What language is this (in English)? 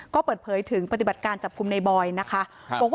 Thai